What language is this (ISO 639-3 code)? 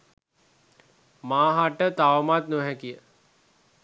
sin